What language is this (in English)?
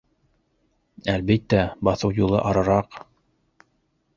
Bashkir